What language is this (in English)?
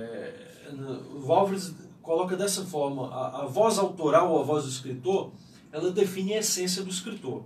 Portuguese